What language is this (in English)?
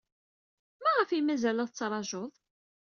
Kabyle